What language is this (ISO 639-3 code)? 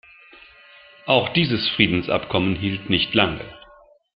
deu